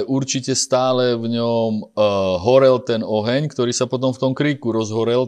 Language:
Slovak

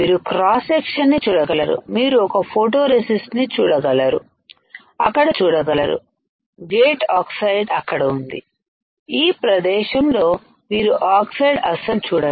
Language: Telugu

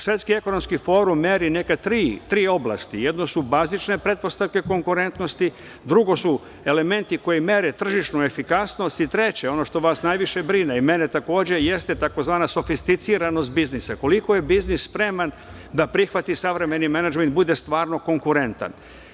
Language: Serbian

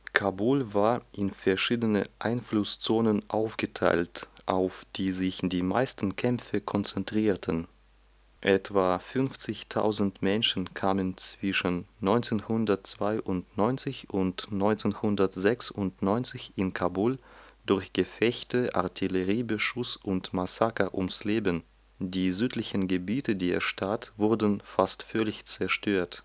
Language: German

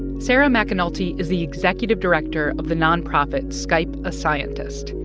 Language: English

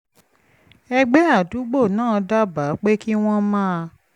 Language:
Yoruba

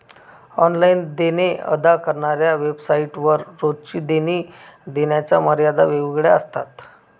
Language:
Marathi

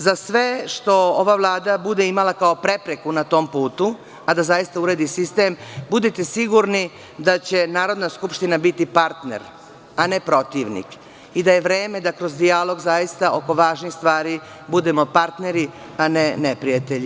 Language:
Serbian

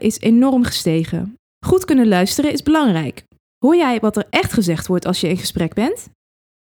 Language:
Dutch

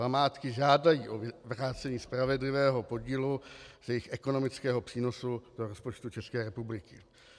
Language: Czech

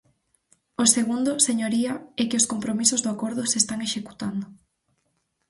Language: Galician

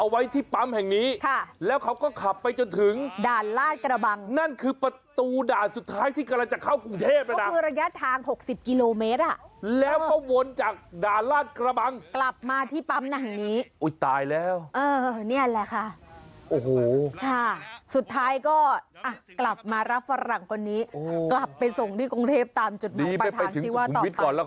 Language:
Thai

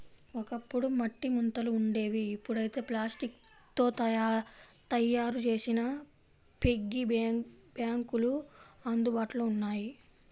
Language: Telugu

